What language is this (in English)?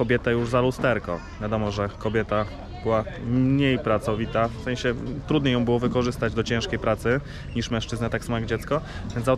Polish